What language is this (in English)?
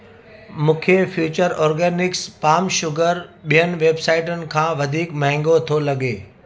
Sindhi